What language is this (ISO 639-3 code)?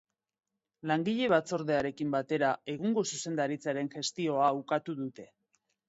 eus